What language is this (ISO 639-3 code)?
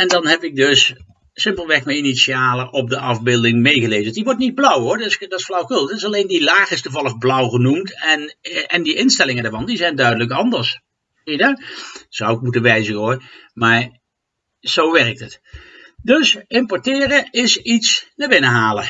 nld